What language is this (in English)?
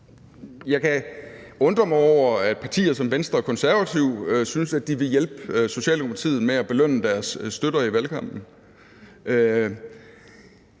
Danish